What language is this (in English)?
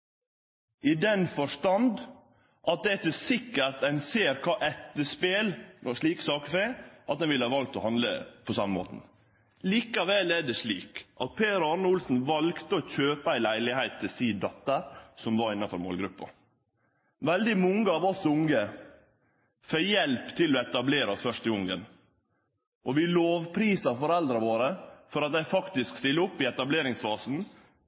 Norwegian Nynorsk